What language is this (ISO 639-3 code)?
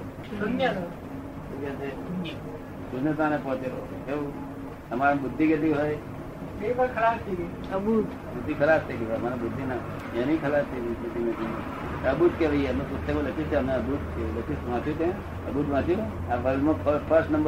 guj